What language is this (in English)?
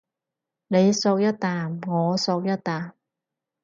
Cantonese